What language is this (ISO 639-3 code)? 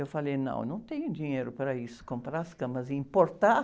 por